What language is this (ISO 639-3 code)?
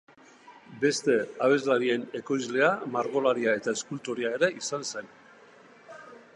eus